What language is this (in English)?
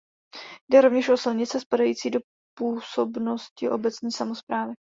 Czech